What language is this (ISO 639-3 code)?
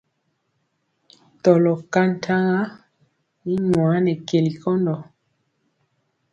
mcx